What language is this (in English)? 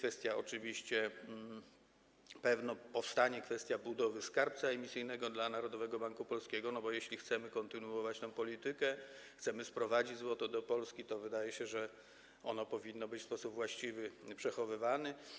Polish